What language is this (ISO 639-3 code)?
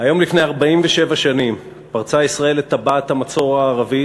heb